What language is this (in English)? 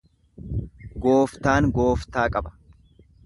Oromo